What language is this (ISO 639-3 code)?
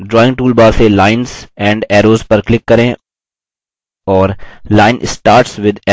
hin